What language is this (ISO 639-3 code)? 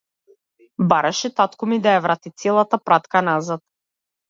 mkd